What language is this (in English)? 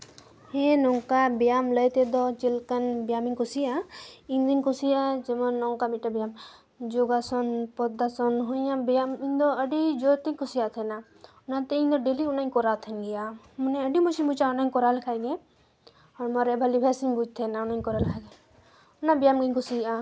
Santali